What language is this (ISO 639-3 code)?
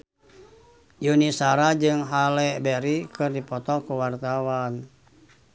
sun